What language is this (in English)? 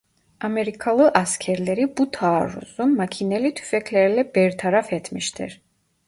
Turkish